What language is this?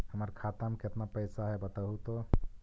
Magahi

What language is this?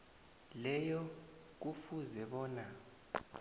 South Ndebele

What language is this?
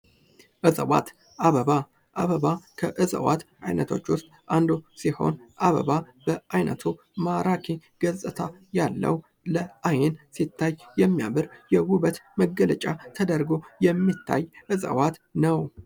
Amharic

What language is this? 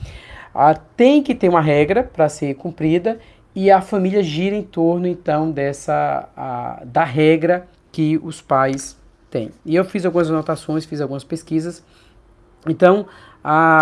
Portuguese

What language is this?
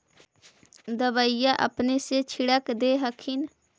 Magahi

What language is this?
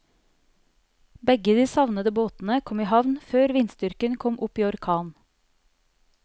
Norwegian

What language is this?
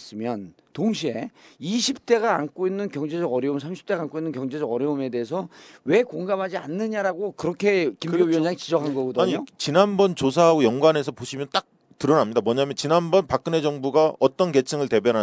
Korean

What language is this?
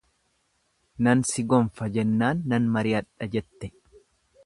Oromo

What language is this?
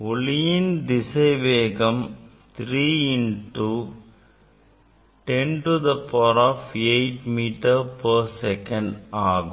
Tamil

